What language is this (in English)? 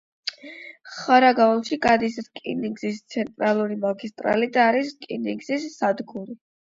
Georgian